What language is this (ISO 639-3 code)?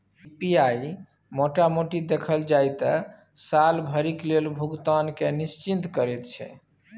mai